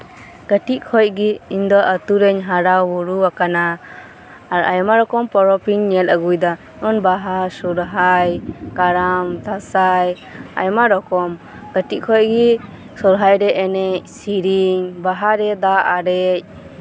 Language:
Santali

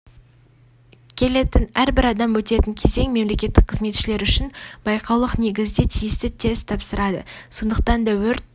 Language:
Kazakh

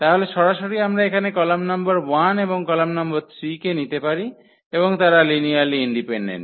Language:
Bangla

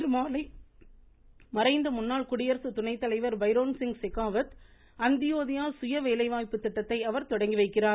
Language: Tamil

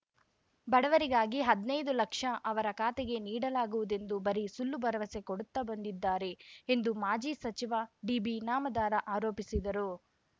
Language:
Kannada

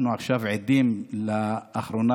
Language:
Hebrew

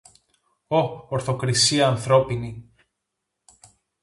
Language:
Greek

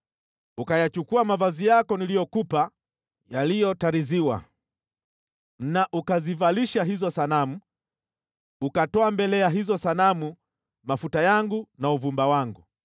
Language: Swahili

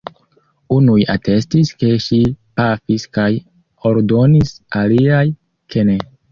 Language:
Esperanto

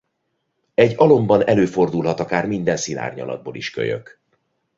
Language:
Hungarian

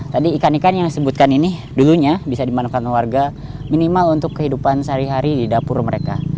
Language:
Indonesian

